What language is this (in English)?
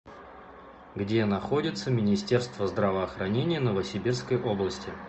Russian